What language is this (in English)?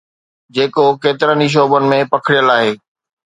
Sindhi